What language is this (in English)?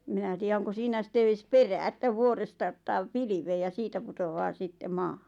Finnish